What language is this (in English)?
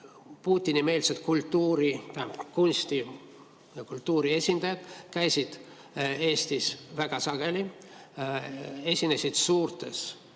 Estonian